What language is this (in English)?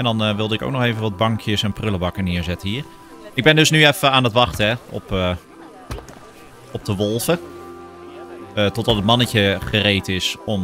Dutch